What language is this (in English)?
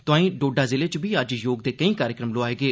Dogri